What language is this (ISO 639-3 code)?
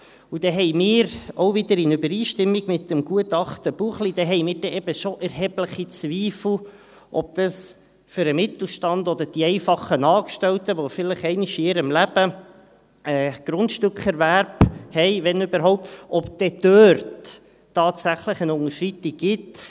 gsw